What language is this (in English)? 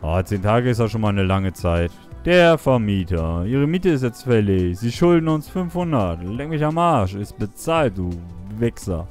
German